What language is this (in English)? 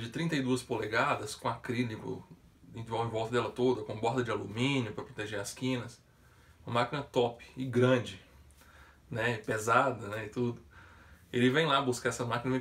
Portuguese